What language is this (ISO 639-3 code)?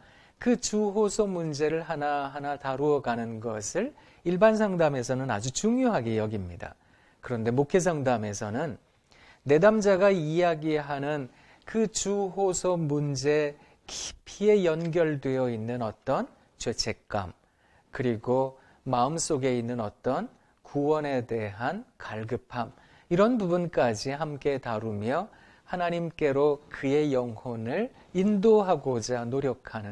kor